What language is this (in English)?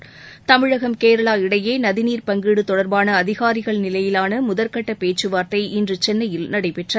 Tamil